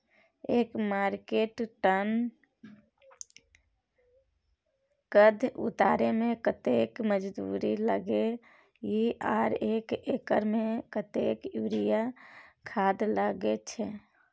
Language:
Maithili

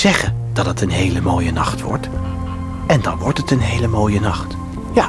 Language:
Dutch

